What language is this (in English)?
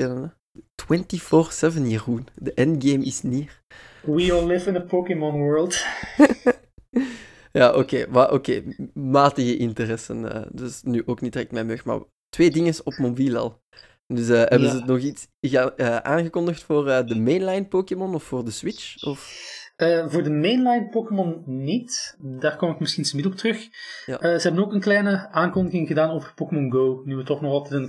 Dutch